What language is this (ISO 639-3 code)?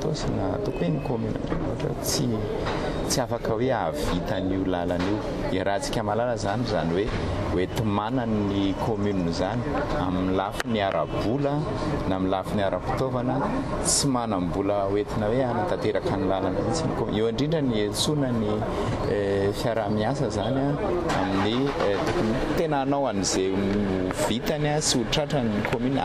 fra